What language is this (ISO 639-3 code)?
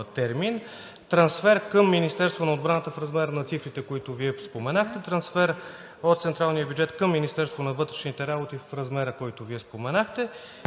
bul